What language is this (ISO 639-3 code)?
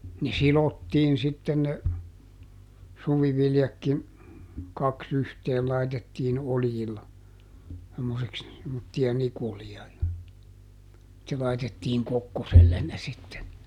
fin